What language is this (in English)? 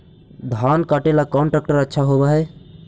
Magahi